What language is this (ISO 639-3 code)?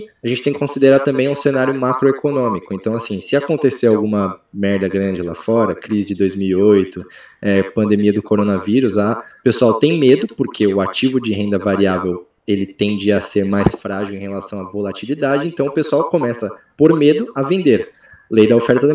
por